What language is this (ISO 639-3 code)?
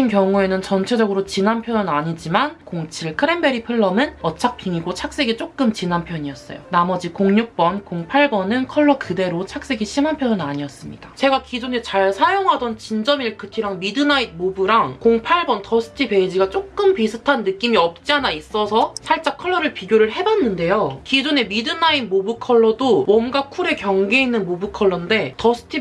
kor